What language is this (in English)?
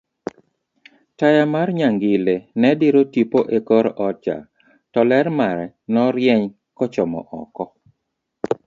Luo (Kenya and Tanzania)